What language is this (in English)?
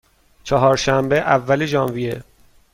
Persian